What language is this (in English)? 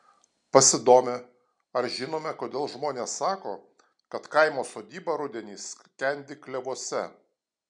Lithuanian